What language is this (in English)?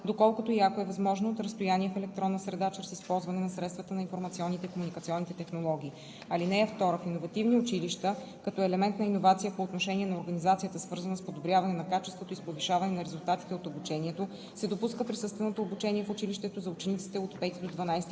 Bulgarian